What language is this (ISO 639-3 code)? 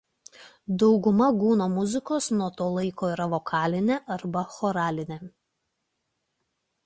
lit